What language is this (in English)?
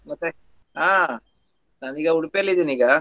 Kannada